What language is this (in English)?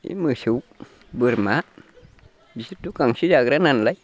Bodo